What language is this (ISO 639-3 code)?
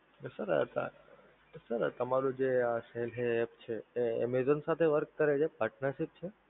guj